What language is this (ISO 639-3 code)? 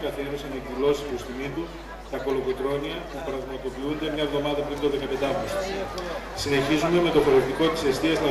ell